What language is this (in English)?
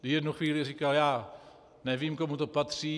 Czech